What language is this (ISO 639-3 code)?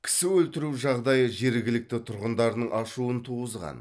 kaz